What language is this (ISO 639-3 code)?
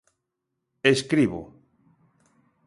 glg